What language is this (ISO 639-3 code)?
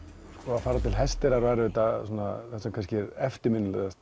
isl